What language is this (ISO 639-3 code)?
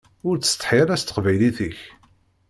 kab